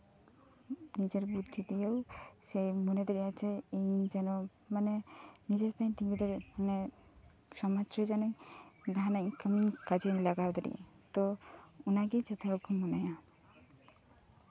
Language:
Santali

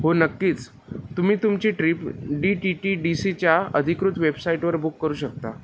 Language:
Marathi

